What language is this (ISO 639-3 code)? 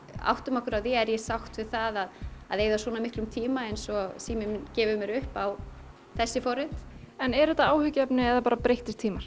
isl